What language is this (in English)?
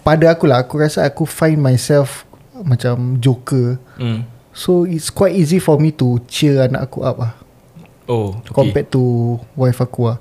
Malay